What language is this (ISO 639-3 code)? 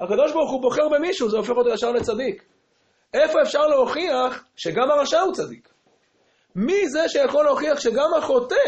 heb